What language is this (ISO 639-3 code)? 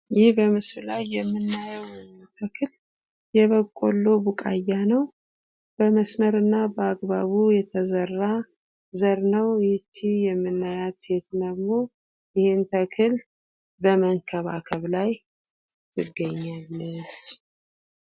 amh